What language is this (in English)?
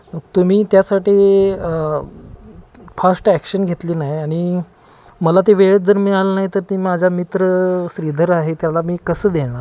Marathi